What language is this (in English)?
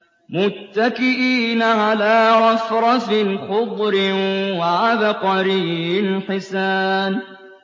Arabic